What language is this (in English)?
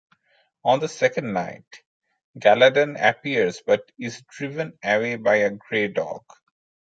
English